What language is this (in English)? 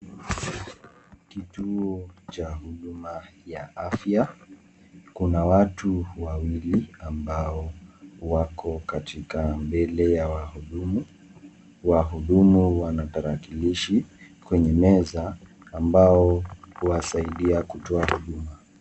Swahili